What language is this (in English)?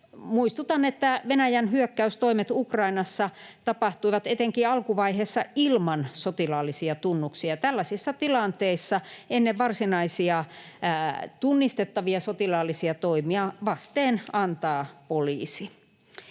Finnish